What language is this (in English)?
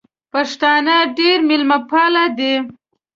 Pashto